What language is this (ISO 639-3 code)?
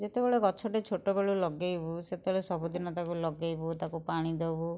ori